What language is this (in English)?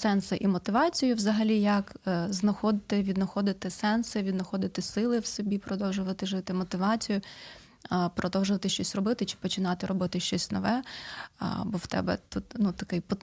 Ukrainian